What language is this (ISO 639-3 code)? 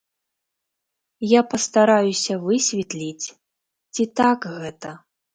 bel